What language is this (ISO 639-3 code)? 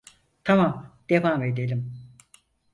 tur